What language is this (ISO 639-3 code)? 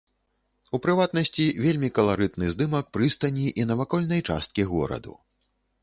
bel